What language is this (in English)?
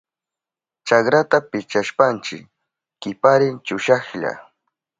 Southern Pastaza Quechua